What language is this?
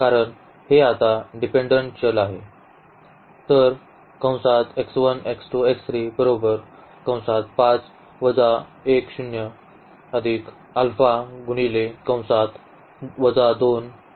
Marathi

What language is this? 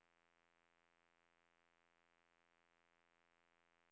Danish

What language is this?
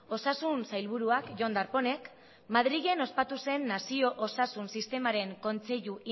Basque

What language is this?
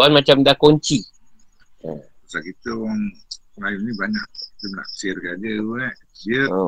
Malay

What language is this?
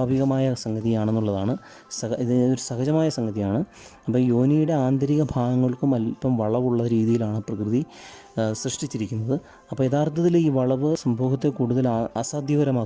Malayalam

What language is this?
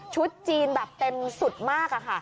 Thai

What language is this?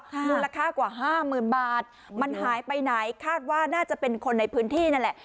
Thai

